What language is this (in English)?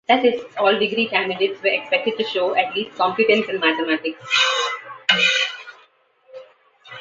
English